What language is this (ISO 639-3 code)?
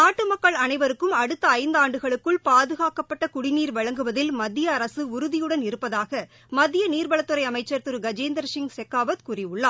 tam